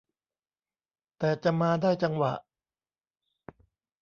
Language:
Thai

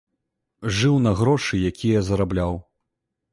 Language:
Belarusian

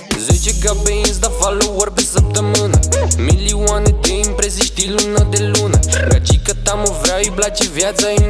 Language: Romanian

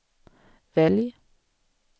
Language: Swedish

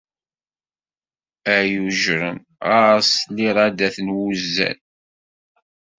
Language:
Kabyle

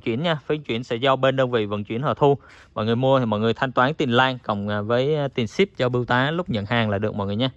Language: Vietnamese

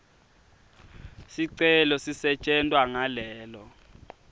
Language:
Swati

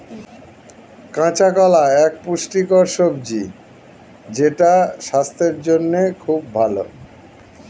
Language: Bangla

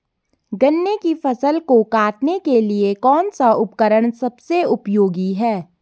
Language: Hindi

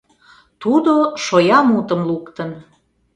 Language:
Mari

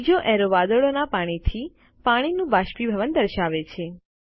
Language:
Gujarati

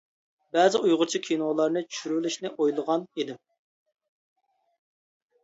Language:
Uyghur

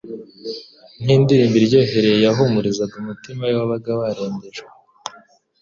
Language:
Kinyarwanda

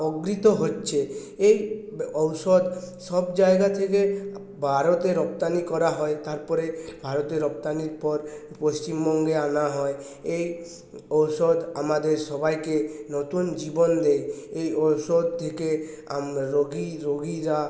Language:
Bangla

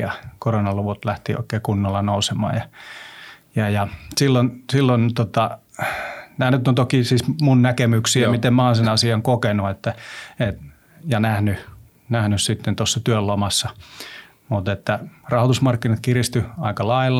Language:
Finnish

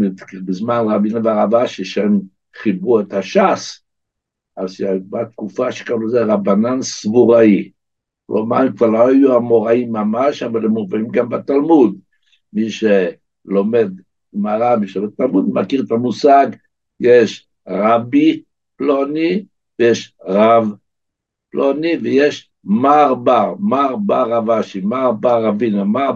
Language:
Hebrew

